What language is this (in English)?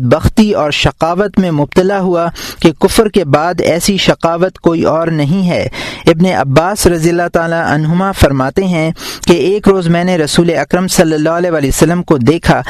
Urdu